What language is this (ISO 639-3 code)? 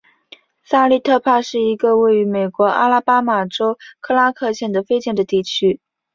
zho